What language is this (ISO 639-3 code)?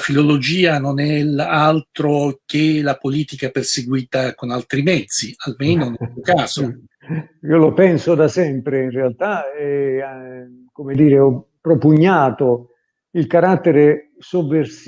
ita